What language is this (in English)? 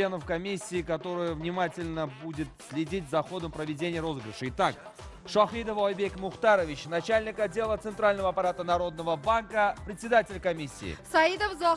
Russian